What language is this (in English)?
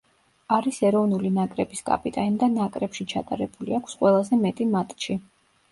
Georgian